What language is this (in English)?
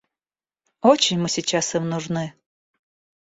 Russian